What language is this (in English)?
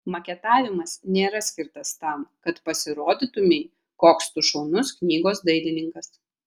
Lithuanian